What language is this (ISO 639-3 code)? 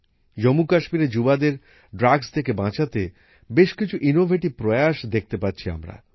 ben